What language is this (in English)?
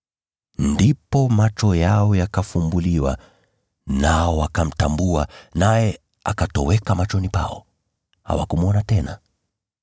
Swahili